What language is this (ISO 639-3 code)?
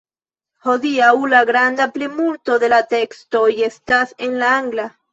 epo